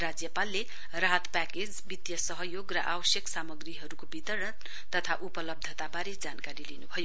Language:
Nepali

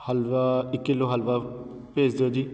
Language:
Punjabi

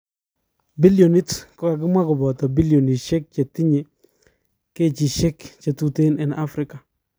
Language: Kalenjin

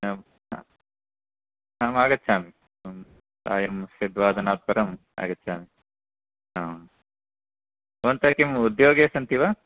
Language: Sanskrit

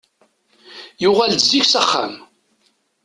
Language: Kabyle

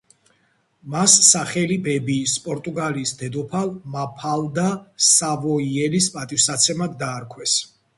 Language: Georgian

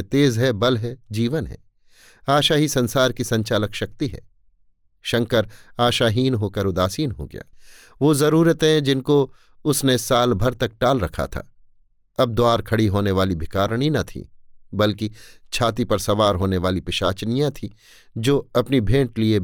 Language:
Hindi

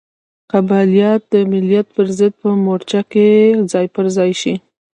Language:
Pashto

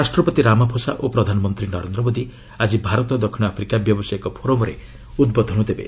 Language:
Odia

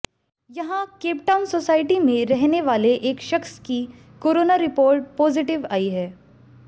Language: Hindi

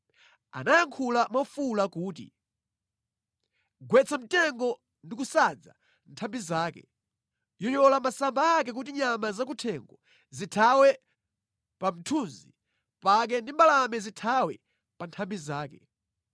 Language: Nyanja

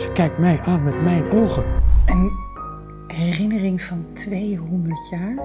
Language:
Dutch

